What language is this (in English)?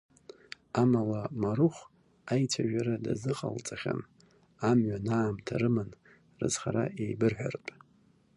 Abkhazian